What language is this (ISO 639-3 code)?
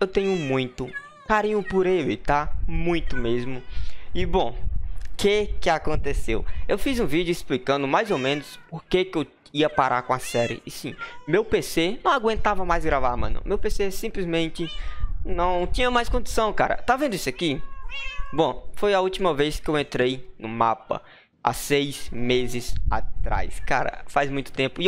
por